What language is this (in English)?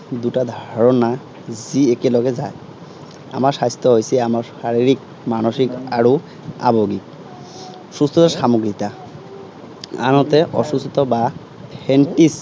Assamese